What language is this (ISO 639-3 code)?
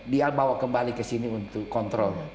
ind